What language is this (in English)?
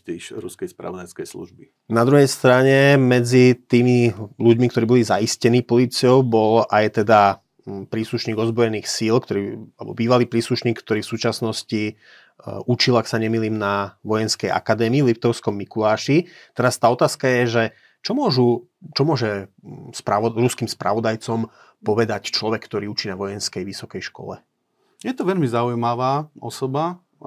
Slovak